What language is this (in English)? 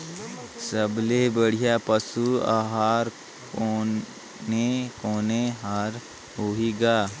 Chhattisgarhi